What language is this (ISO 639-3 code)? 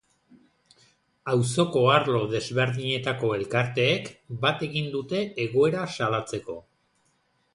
eus